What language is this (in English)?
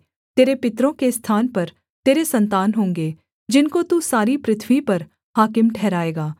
Hindi